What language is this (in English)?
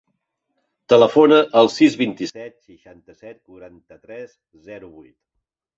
Catalan